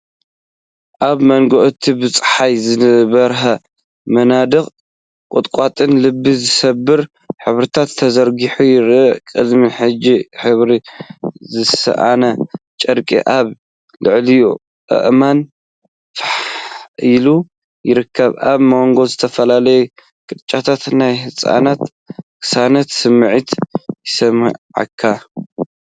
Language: Tigrinya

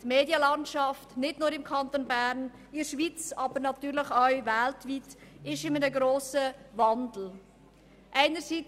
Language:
Swiss German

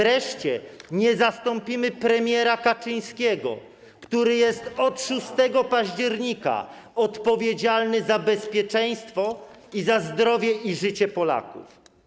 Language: Polish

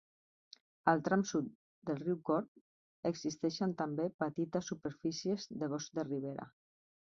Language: Catalan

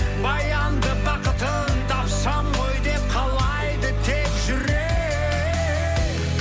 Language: Kazakh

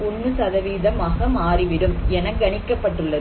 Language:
Tamil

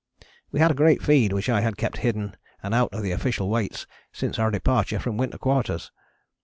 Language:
English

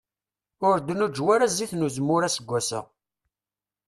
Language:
Kabyle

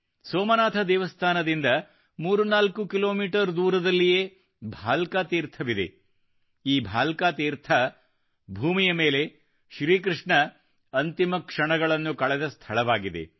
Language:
Kannada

